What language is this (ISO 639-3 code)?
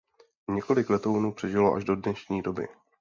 ces